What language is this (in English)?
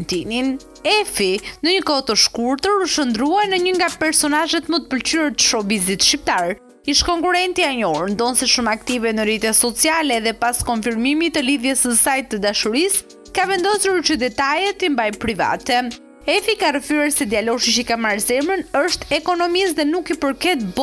Romanian